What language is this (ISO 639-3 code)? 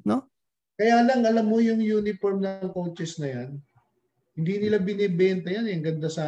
fil